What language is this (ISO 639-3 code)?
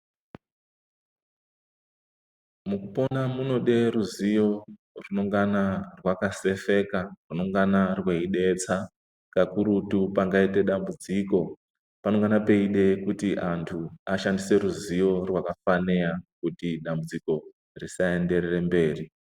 ndc